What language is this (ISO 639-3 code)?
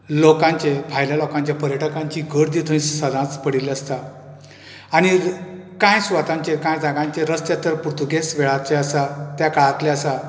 kok